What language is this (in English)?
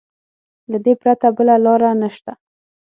Pashto